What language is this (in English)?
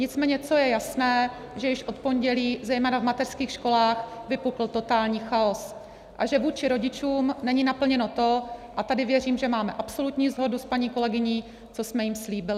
Czech